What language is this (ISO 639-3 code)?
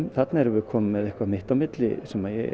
isl